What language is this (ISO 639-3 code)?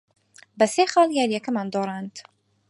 ckb